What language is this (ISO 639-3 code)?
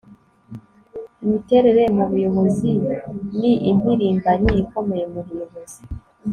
kin